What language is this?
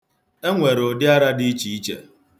Igbo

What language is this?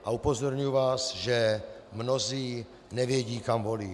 Czech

